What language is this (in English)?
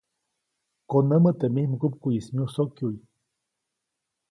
Copainalá Zoque